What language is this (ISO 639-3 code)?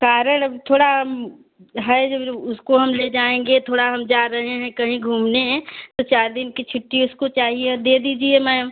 hin